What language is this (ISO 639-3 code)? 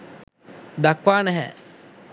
sin